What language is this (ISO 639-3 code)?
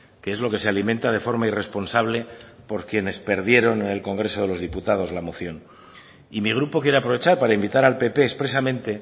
spa